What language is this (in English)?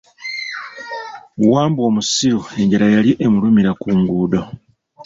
Ganda